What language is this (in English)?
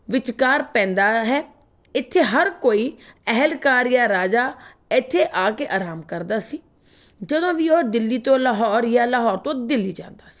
Punjabi